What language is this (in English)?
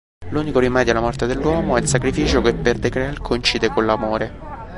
Italian